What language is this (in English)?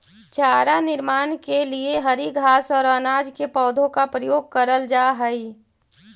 Magahi